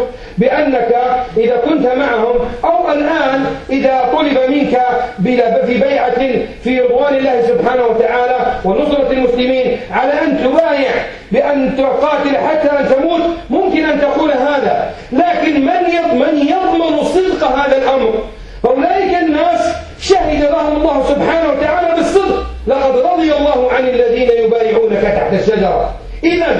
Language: Arabic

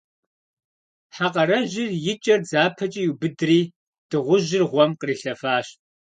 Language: Kabardian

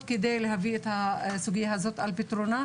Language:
Hebrew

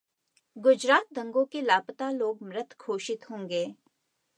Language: Hindi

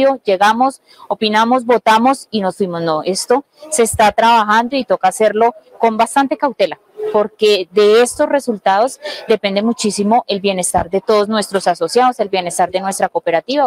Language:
Spanish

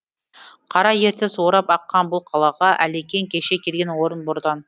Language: Kazakh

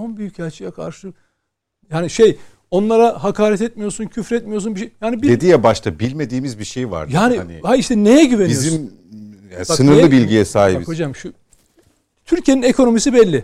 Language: Turkish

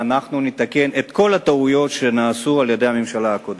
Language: Hebrew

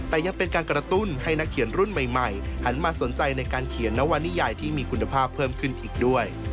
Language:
Thai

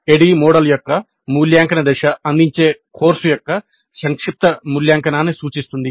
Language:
Telugu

